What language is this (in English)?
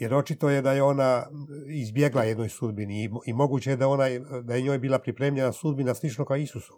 Croatian